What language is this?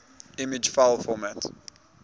English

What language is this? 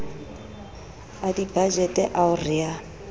Southern Sotho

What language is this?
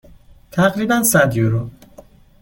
Persian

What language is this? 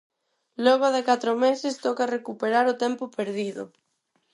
Galician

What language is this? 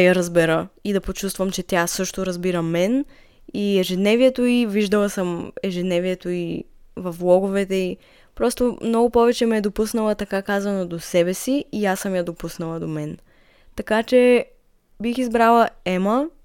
Bulgarian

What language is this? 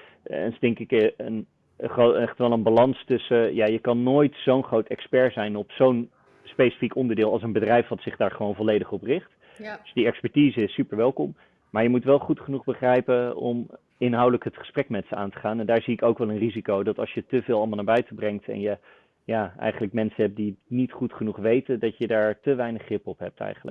Dutch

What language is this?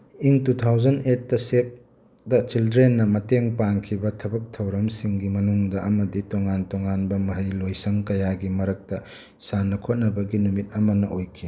Manipuri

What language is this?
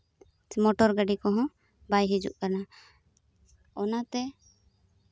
Santali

